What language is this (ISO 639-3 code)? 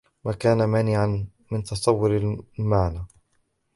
ara